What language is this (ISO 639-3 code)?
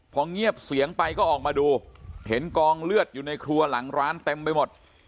tha